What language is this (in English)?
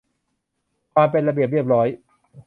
Thai